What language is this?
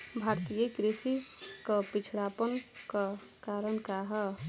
Bhojpuri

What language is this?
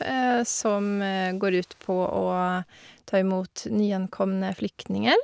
Norwegian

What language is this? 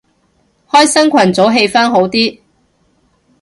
Cantonese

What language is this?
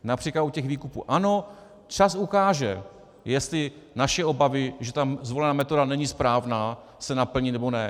Czech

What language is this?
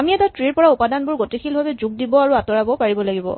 Assamese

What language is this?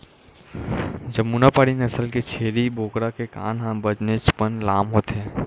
Chhattisgarhi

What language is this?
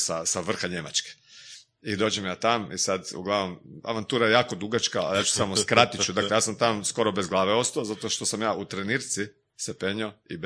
Croatian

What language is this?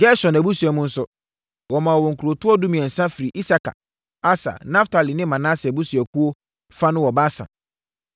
Akan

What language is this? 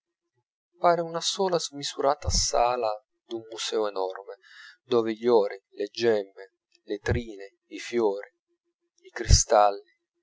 Italian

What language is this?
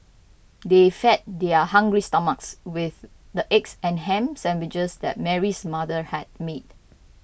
English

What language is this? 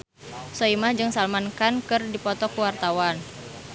Sundanese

